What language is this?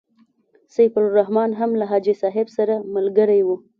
Pashto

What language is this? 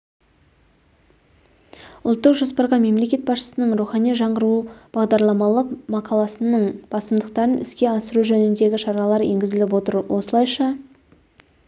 Kazakh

